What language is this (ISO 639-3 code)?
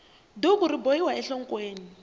tso